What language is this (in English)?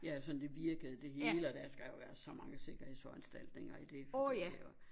Danish